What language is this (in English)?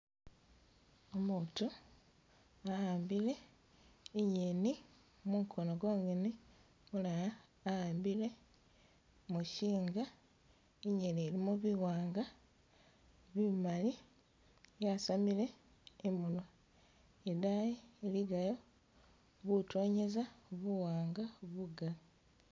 Masaaba